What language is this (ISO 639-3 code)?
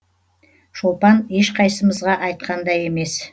kaz